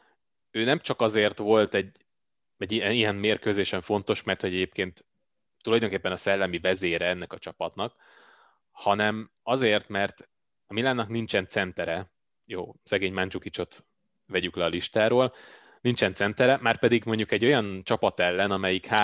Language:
Hungarian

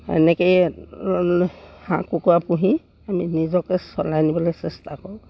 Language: Assamese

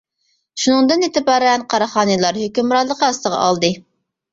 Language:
Uyghur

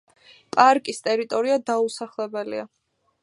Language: Georgian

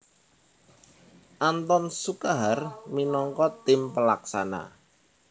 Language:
Javanese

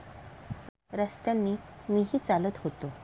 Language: Marathi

